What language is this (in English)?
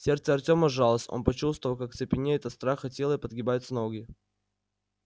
Russian